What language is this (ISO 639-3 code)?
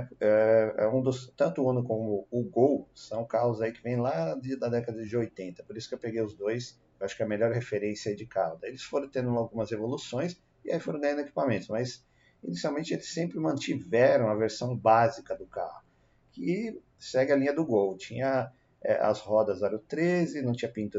por